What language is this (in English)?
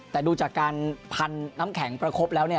Thai